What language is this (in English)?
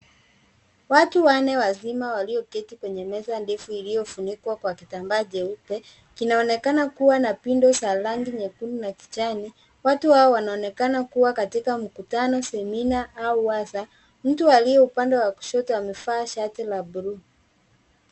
Swahili